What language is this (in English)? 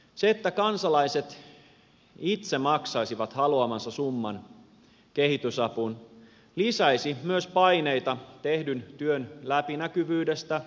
Finnish